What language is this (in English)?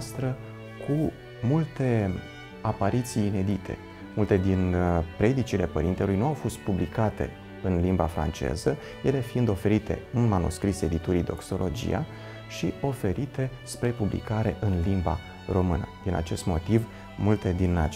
Romanian